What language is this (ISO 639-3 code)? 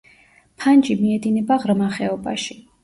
kat